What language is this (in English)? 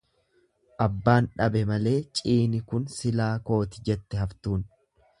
Oromo